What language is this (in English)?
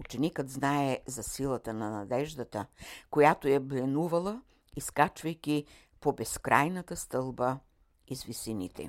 Bulgarian